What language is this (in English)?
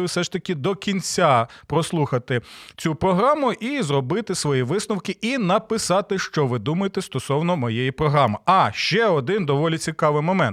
Ukrainian